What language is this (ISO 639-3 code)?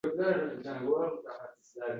uzb